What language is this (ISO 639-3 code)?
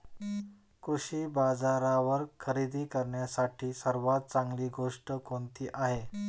mar